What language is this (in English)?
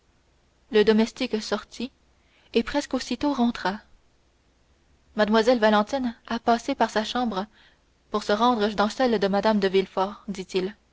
French